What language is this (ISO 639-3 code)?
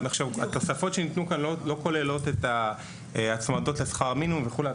heb